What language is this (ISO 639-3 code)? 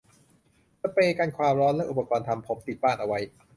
tha